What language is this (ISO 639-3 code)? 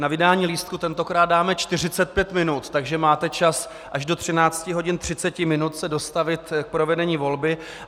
ces